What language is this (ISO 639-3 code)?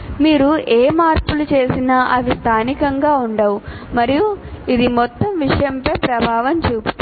tel